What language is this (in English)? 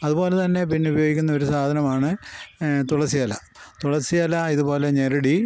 Malayalam